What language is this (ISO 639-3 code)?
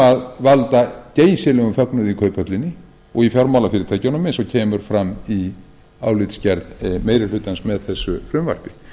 isl